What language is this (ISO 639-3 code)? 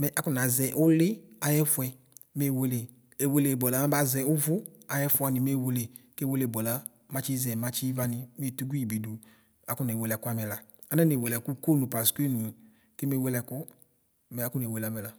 kpo